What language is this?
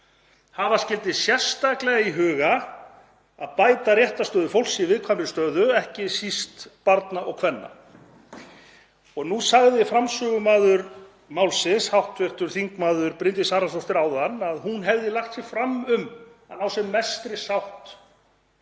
Icelandic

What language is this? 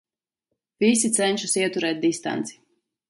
Latvian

